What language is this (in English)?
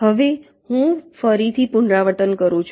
Gujarati